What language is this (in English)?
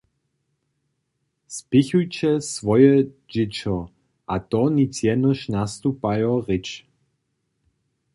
Upper Sorbian